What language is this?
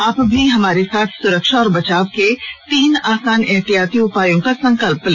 Hindi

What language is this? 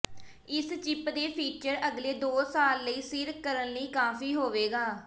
Punjabi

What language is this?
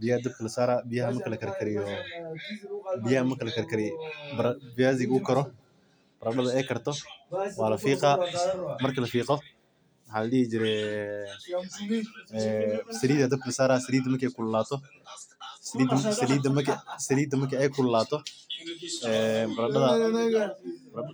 Somali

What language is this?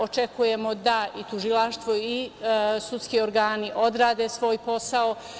Serbian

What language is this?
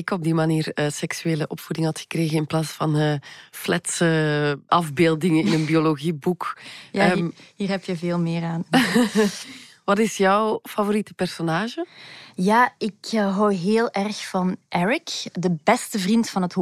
Dutch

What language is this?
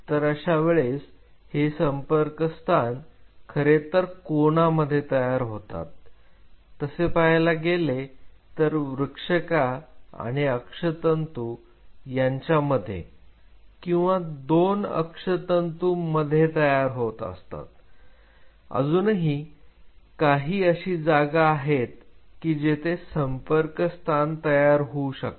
Marathi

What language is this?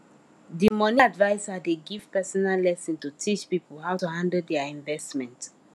Nigerian Pidgin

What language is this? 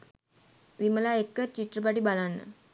Sinhala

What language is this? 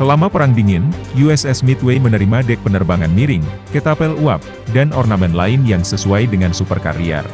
Indonesian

